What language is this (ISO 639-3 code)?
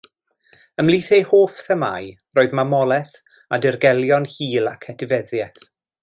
cym